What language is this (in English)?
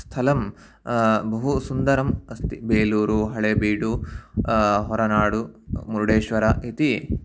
Sanskrit